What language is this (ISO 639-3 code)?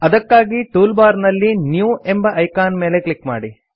kan